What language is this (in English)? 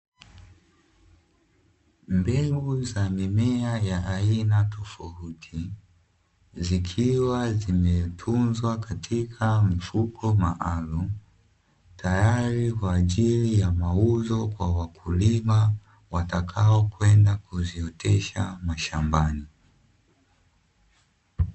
Swahili